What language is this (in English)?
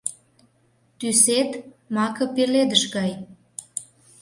Mari